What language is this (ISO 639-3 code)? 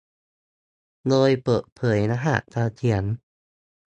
tha